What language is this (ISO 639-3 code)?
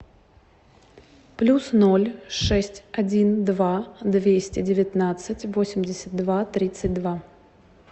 rus